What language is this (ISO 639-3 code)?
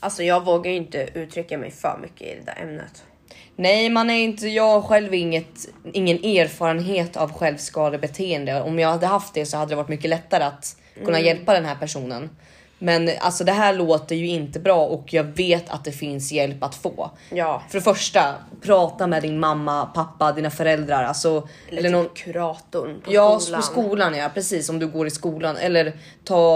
swe